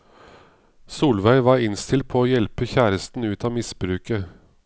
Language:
Norwegian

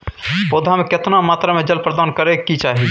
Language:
Maithili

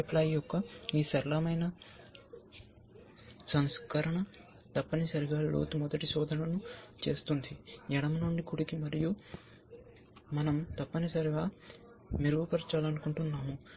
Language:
Telugu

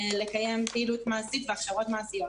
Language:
Hebrew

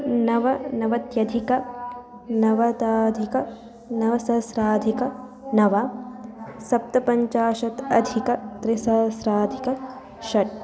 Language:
Sanskrit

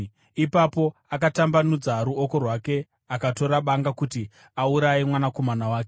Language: Shona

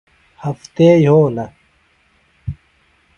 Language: Phalura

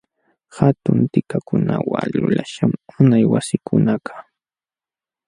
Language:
Jauja Wanca Quechua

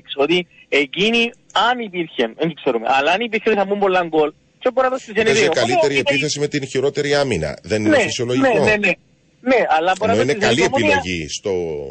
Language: Greek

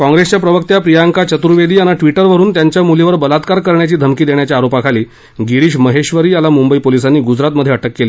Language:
Marathi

